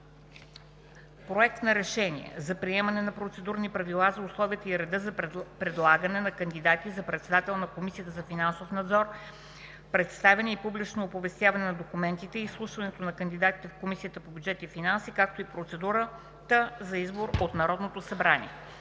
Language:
Bulgarian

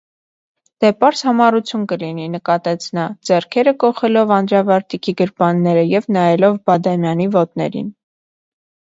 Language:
Armenian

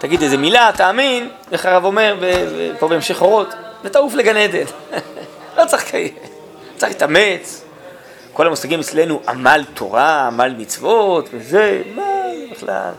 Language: Hebrew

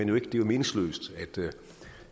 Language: Danish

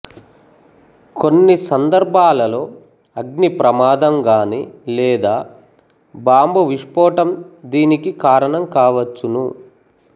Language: Telugu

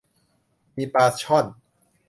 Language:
Thai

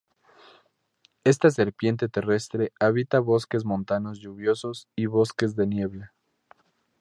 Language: Spanish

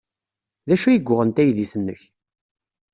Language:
Kabyle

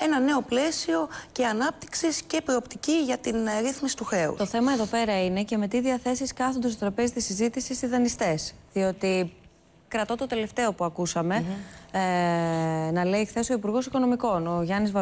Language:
Greek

